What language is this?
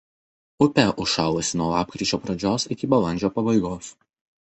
Lithuanian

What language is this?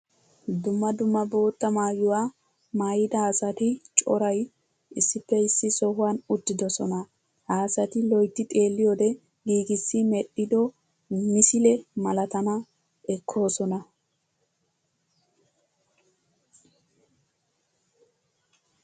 Wolaytta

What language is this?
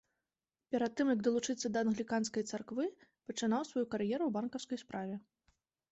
Belarusian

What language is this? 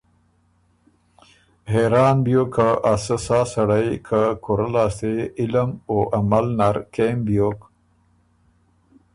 Ormuri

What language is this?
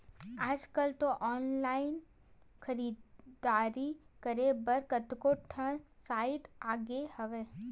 Chhattisgarhi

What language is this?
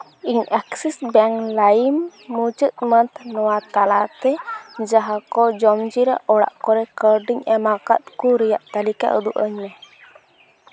Santali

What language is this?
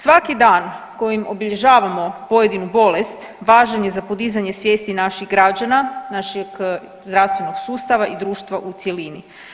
Croatian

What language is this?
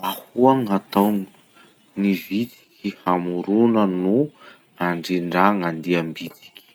Masikoro Malagasy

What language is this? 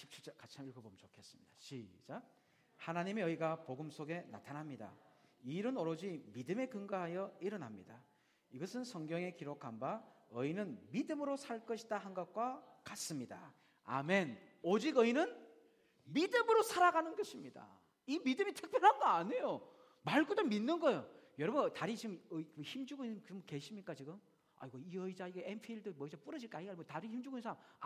Korean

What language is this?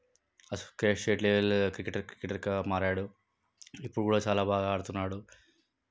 Telugu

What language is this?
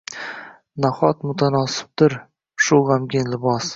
Uzbek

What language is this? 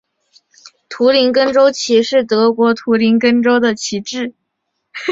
Chinese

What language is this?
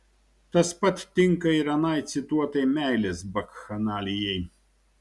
Lithuanian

